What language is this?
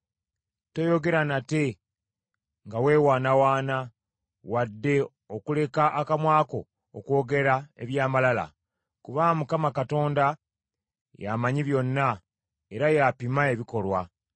Ganda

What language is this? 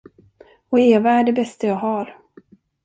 Swedish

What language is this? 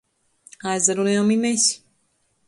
Latgalian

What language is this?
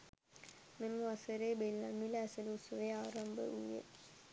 Sinhala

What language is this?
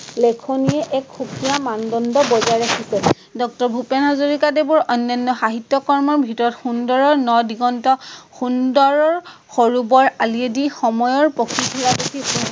Assamese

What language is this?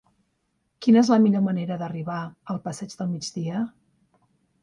Catalan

